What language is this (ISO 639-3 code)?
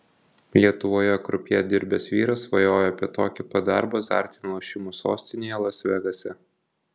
lit